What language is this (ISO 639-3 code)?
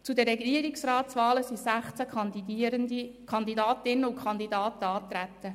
gsw